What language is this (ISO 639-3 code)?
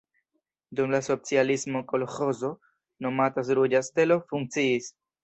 epo